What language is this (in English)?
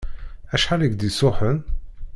Kabyle